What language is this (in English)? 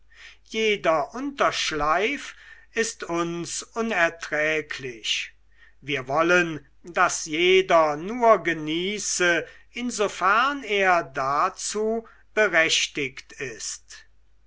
German